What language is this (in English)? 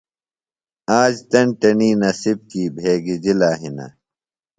Phalura